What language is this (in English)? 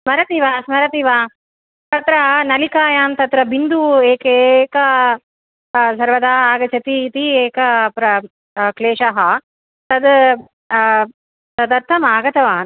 Sanskrit